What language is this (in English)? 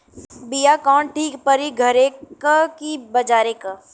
Bhojpuri